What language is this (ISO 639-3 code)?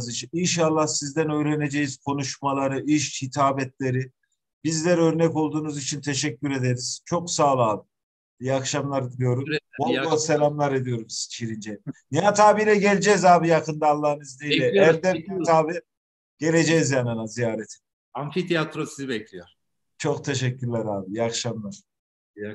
tur